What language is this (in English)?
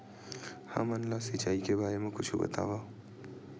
Chhattisgarhi